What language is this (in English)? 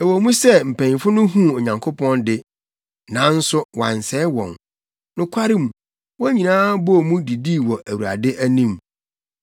Akan